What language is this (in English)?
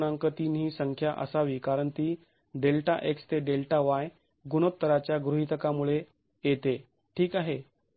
Marathi